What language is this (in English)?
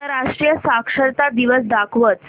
Marathi